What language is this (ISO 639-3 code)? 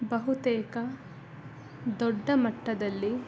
kan